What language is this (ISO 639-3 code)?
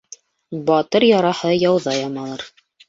bak